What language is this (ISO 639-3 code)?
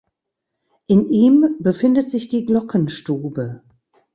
deu